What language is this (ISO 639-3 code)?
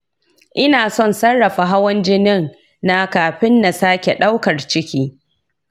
hau